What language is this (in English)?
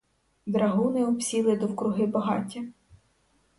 Ukrainian